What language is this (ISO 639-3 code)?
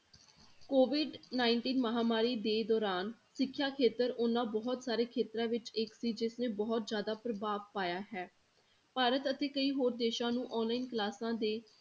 pan